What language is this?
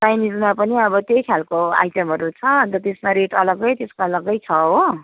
Nepali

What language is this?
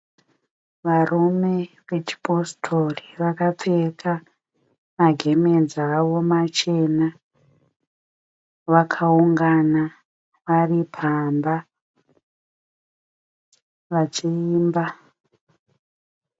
Shona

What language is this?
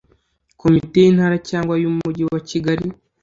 Kinyarwanda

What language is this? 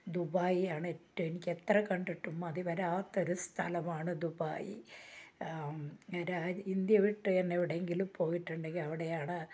Malayalam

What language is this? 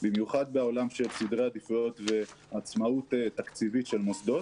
Hebrew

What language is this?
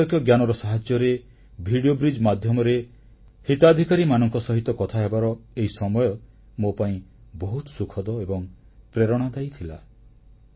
Odia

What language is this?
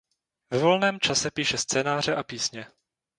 Czech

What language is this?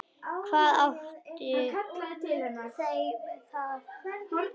Icelandic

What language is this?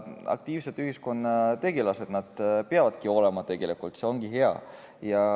Estonian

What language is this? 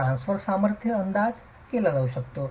Marathi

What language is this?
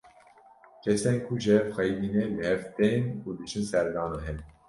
Kurdish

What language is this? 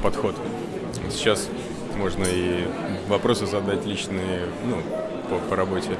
Russian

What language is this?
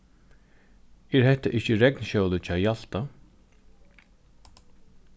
Faroese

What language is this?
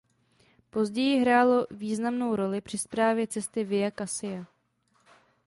Czech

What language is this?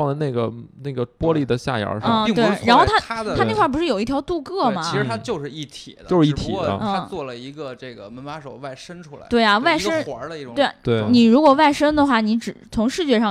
Chinese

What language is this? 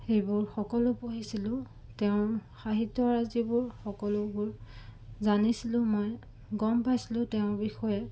Assamese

